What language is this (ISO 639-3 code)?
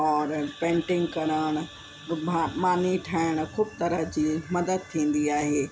snd